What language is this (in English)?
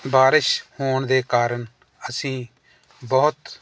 Punjabi